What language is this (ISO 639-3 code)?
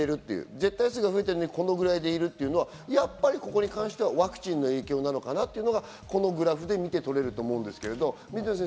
jpn